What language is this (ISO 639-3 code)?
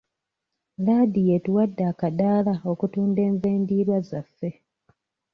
lug